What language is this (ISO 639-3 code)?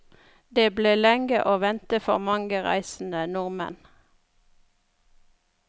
nor